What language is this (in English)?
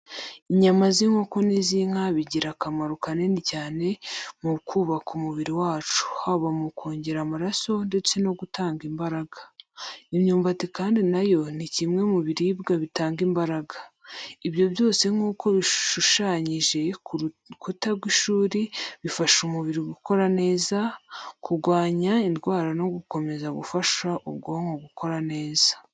Kinyarwanda